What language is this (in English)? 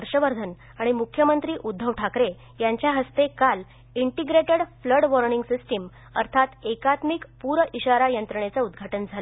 Marathi